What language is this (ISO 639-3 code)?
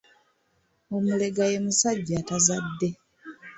lug